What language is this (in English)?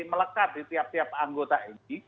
Indonesian